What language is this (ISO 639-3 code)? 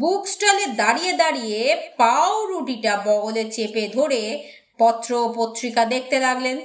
ben